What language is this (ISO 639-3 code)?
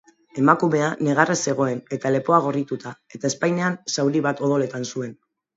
eus